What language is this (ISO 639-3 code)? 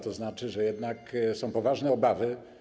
pol